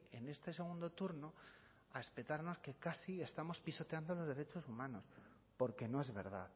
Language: Spanish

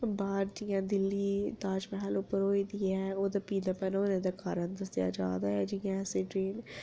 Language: Dogri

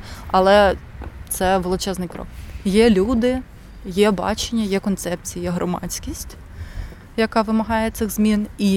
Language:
Ukrainian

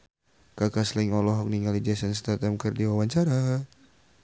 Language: Sundanese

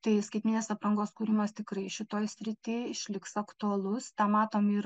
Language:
Lithuanian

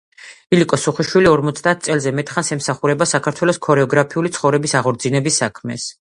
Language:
Georgian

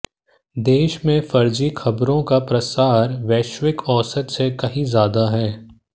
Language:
Hindi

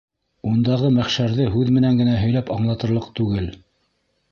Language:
Bashkir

